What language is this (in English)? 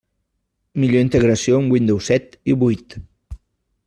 Catalan